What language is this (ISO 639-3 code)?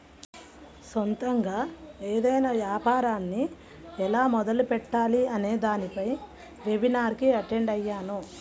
tel